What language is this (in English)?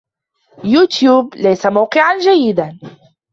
Arabic